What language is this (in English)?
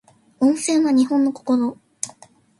Japanese